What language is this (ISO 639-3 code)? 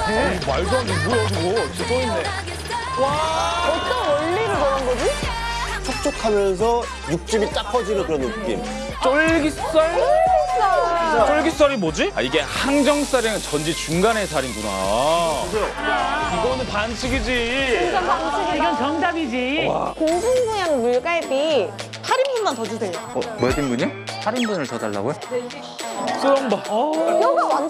kor